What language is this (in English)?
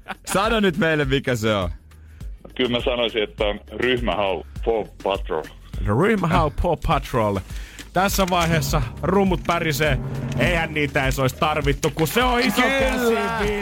Finnish